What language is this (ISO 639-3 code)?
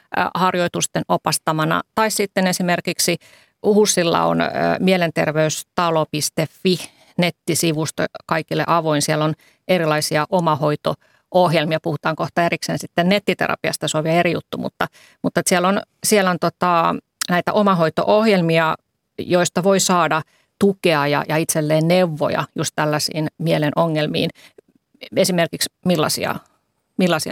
fin